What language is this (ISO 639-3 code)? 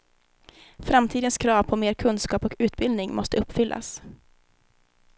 swe